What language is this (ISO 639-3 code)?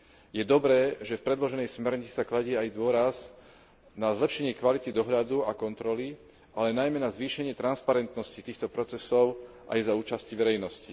slk